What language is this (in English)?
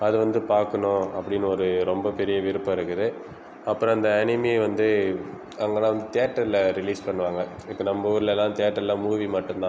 Tamil